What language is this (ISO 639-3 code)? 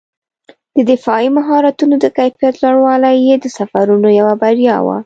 pus